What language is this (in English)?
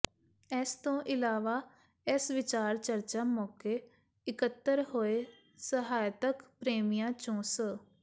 Punjabi